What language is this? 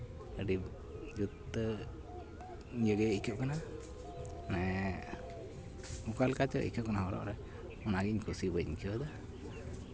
Santali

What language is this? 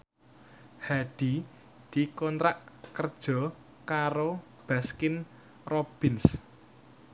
Javanese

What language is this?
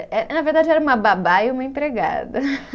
Portuguese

